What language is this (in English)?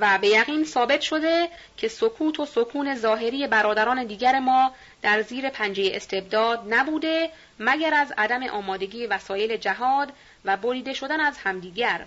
Persian